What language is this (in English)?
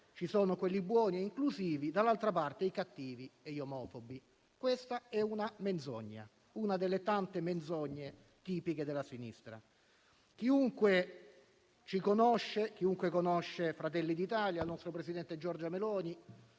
Italian